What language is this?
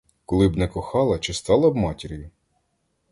Ukrainian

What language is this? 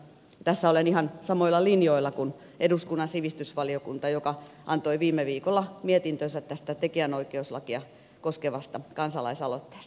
Finnish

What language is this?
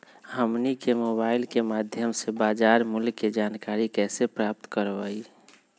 Magahi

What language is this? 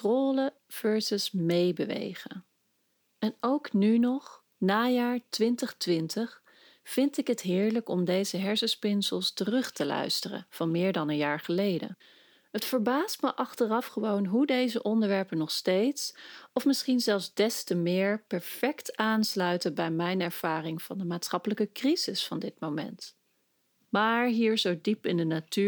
Dutch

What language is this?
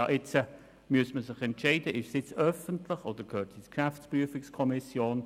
Swiss German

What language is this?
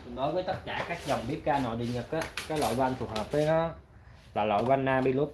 Vietnamese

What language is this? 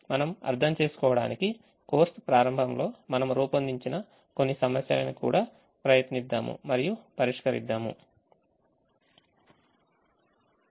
Telugu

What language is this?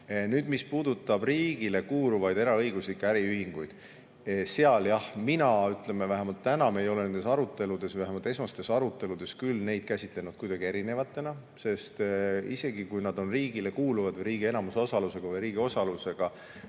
Estonian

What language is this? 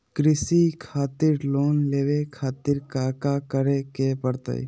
Magahi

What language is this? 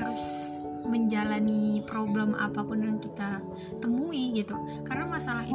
Indonesian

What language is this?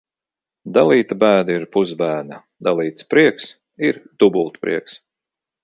Latvian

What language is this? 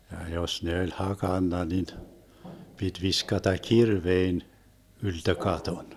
Finnish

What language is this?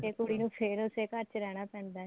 Punjabi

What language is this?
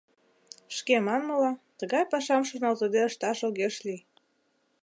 Mari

